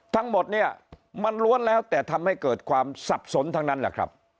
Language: Thai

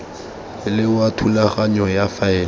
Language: Tswana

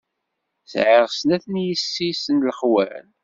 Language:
Kabyle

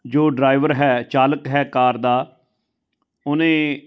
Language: Punjabi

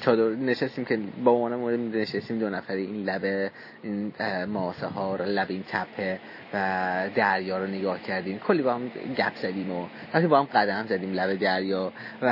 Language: Persian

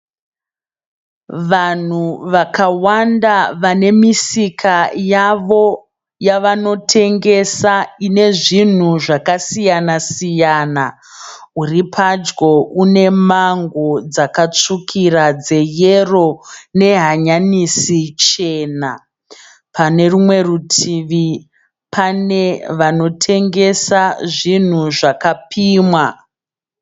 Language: Shona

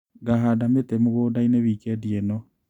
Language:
Kikuyu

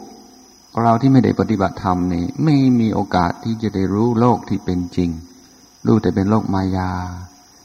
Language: Thai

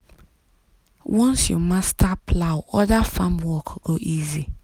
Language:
Nigerian Pidgin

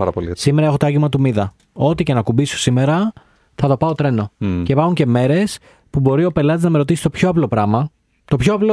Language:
Greek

